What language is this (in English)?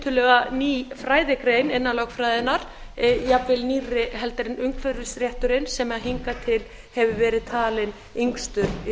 Icelandic